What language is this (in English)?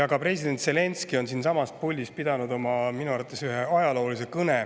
Estonian